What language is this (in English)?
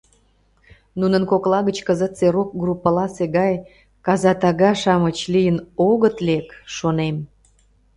Mari